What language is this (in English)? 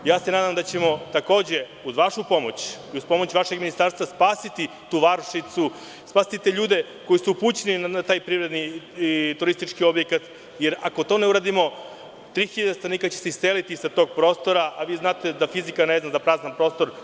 Serbian